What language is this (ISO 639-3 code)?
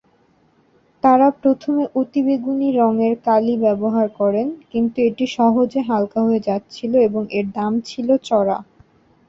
ben